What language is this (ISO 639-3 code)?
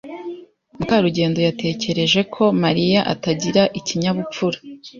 kin